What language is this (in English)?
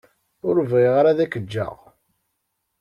Kabyle